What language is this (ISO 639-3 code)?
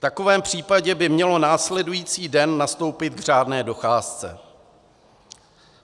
ces